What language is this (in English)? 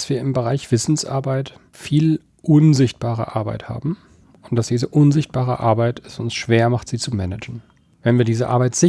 German